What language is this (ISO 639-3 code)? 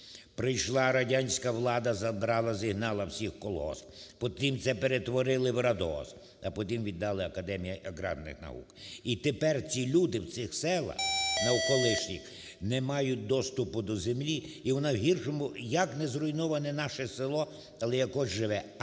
ukr